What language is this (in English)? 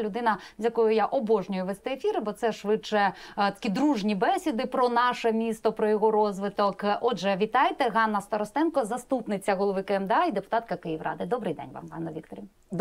Ukrainian